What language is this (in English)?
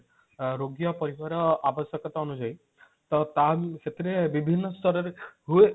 Odia